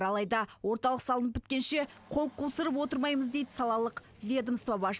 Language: Kazakh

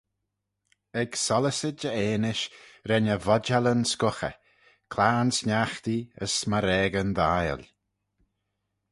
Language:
Manx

